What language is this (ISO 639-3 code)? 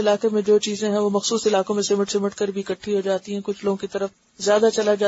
urd